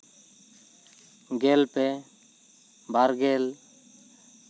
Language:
Santali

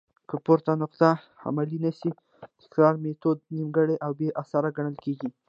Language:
Pashto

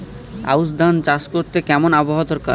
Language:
Bangla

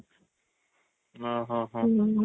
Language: Odia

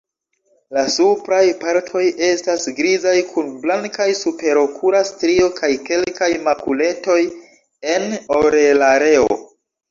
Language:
Esperanto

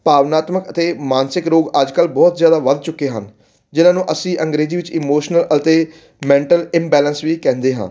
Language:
Punjabi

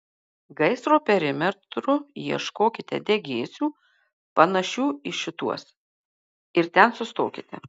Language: Lithuanian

